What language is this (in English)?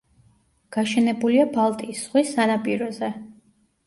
Georgian